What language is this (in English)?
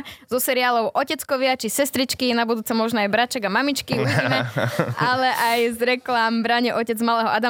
Slovak